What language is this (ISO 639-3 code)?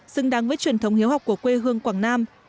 vie